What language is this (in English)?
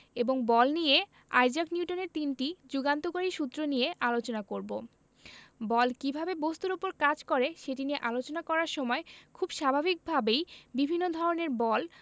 Bangla